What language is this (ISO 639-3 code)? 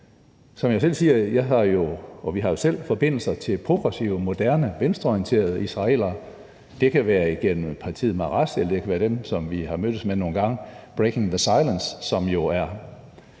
dan